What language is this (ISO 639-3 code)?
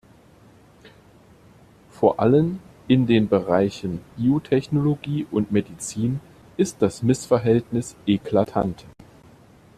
deu